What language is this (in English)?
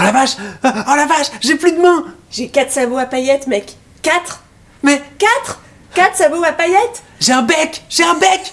French